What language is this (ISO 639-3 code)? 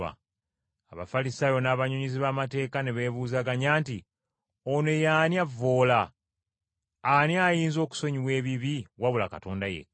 lug